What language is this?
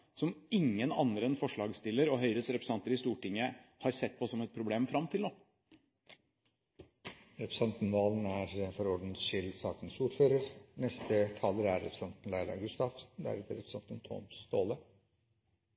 Norwegian Bokmål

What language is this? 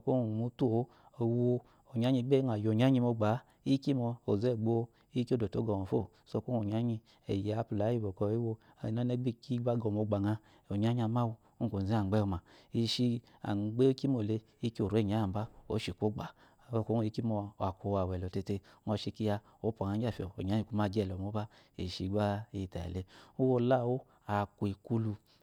Eloyi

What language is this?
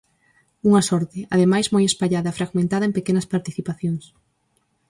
Galician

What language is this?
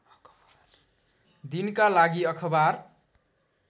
Nepali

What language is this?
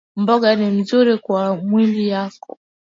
Swahili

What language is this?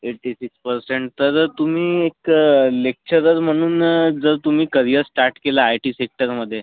Marathi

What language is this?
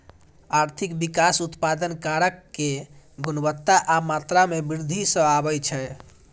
Maithili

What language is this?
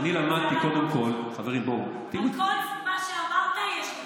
Hebrew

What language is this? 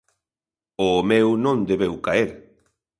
Galician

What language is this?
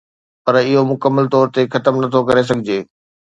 Sindhi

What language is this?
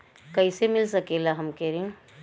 Bhojpuri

